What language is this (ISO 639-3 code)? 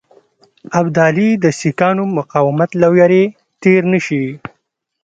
pus